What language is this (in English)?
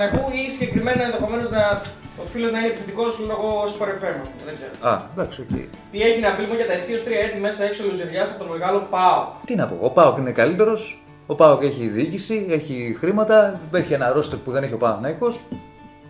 Greek